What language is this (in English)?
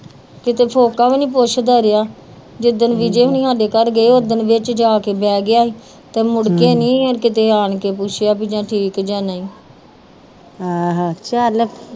Punjabi